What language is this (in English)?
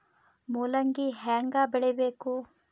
Kannada